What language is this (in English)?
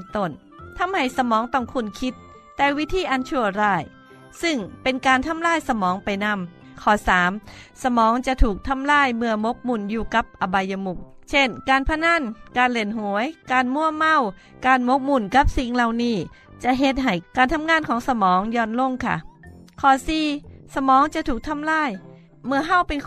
Thai